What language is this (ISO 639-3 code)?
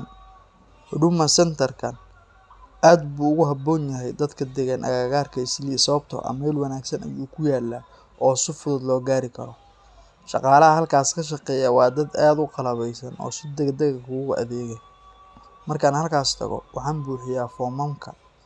som